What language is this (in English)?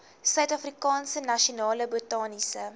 Afrikaans